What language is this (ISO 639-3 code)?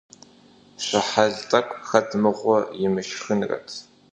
kbd